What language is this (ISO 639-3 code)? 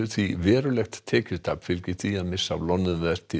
isl